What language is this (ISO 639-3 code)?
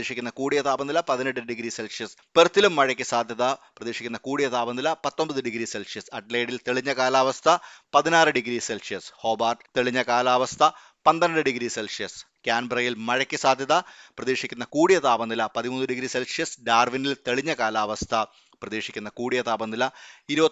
mal